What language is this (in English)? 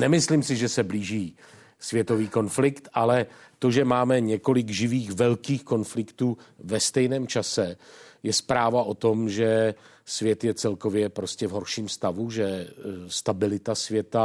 Czech